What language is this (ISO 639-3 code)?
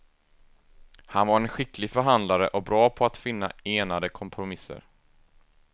swe